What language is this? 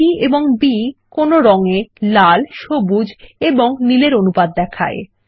Bangla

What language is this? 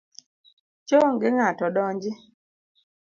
Luo (Kenya and Tanzania)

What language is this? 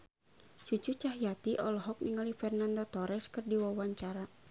Sundanese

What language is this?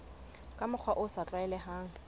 Southern Sotho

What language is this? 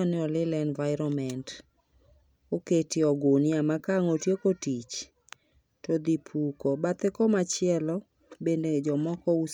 Luo (Kenya and Tanzania)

